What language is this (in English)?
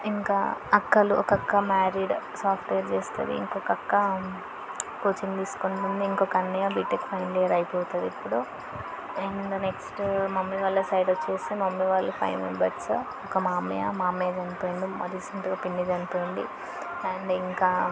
Telugu